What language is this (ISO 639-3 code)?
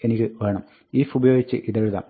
mal